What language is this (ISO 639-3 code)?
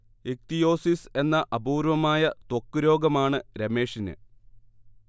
mal